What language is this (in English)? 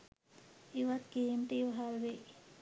Sinhala